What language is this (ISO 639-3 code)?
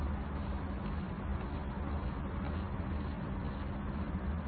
mal